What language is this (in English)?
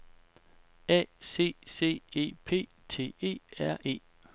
Danish